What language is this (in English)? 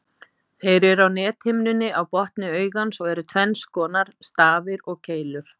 Icelandic